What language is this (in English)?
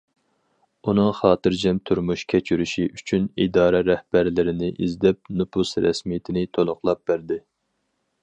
Uyghur